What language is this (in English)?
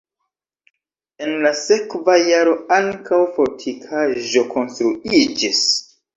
Esperanto